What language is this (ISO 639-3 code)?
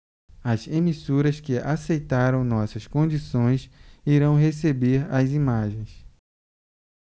por